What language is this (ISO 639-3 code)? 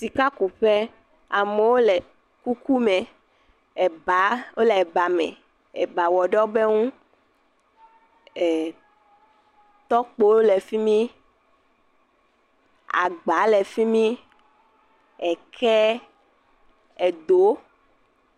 ewe